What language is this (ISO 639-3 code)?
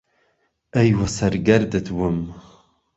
ckb